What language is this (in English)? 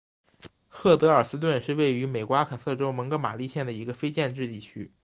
Chinese